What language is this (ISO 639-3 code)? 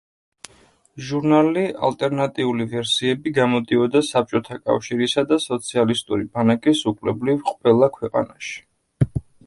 kat